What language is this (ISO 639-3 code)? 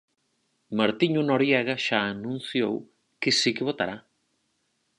glg